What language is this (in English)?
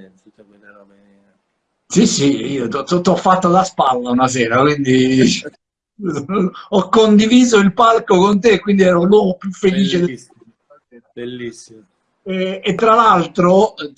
Italian